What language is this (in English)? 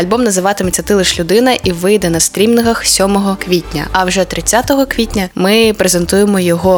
Ukrainian